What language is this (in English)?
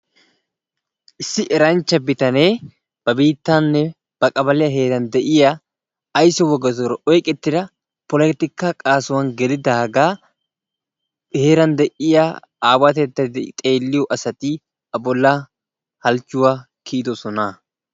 Wolaytta